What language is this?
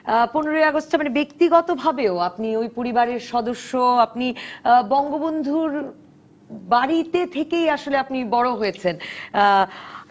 Bangla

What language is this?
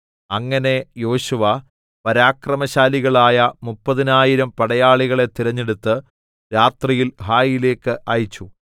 Malayalam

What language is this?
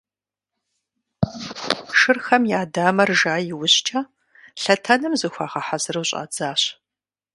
Kabardian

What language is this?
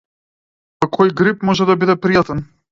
Macedonian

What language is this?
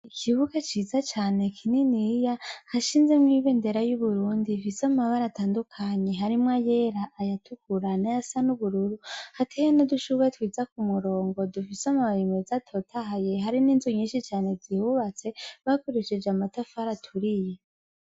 Rundi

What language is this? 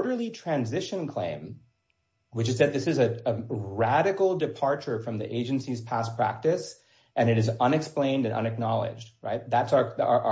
English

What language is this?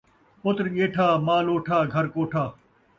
Saraiki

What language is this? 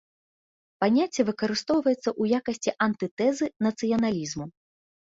Belarusian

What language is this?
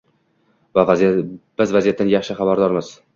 Uzbek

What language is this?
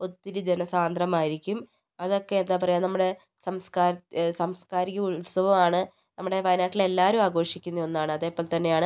Malayalam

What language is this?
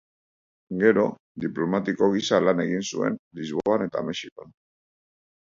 Basque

